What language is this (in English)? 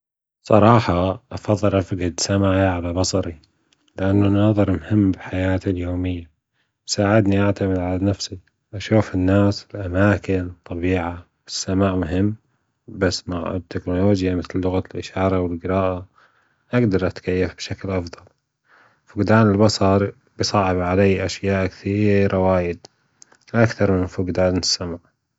Gulf Arabic